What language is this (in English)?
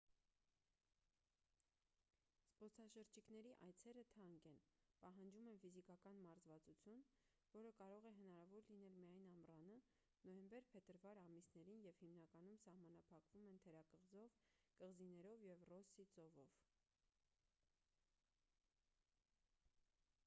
Armenian